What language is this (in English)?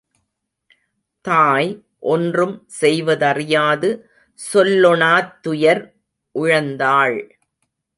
Tamil